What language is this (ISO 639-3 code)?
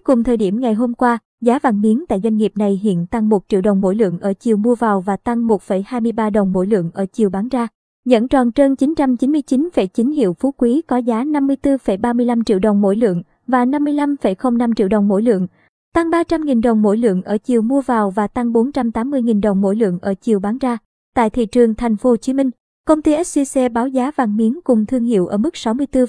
vie